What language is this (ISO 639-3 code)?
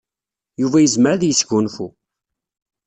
kab